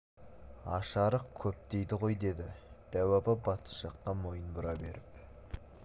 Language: Kazakh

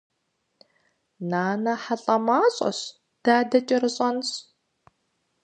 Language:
Kabardian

